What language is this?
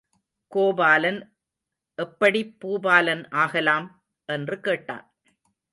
Tamil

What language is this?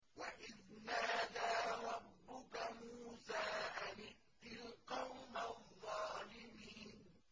Arabic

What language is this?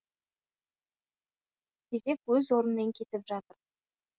Kazakh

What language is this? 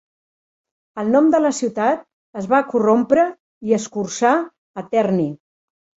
Catalan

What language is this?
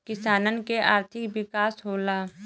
Bhojpuri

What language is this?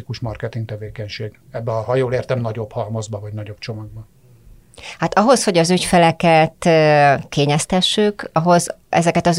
Hungarian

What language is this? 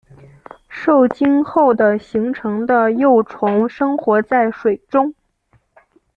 Chinese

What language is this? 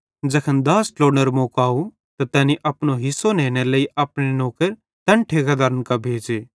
Bhadrawahi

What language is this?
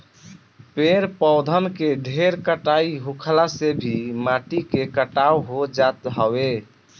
Bhojpuri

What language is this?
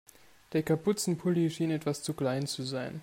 German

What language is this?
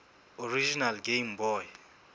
Southern Sotho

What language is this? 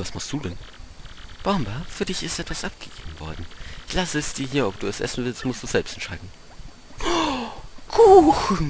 German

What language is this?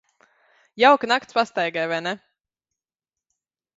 Latvian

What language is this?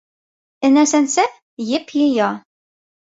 Bashkir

